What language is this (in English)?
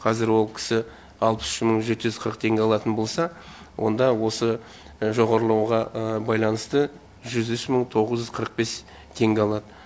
Kazakh